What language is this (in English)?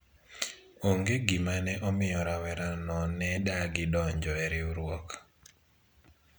Luo (Kenya and Tanzania)